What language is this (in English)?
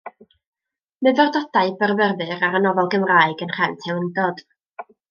Welsh